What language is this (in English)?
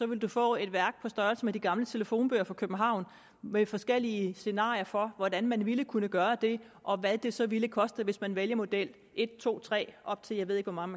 Danish